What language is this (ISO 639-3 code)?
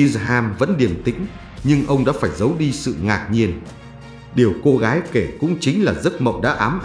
vie